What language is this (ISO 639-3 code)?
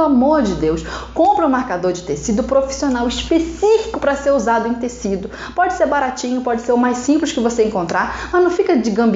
por